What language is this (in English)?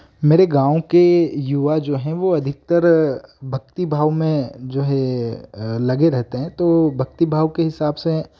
Hindi